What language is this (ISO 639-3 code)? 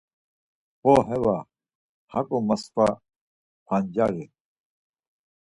lzz